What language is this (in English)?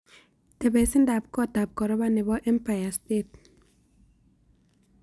Kalenjin